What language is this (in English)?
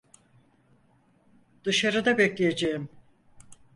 Turkish